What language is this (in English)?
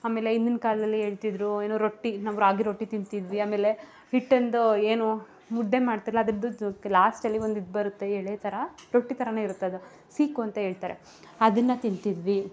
Kannada